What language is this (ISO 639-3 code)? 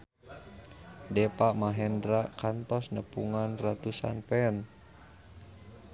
sun